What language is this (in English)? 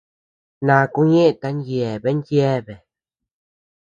Tepeuxila Cuicatec